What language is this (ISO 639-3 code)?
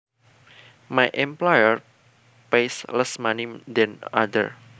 jav